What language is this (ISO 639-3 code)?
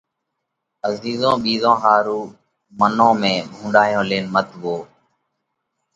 kvx